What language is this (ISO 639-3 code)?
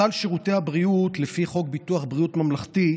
heb